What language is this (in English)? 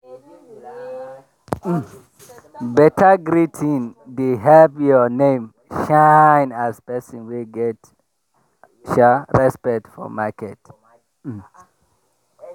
Nigerian Pidgin